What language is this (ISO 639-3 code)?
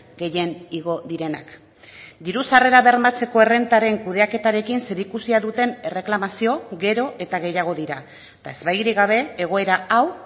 eus